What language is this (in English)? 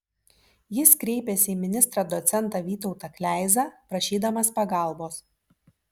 Lithuanian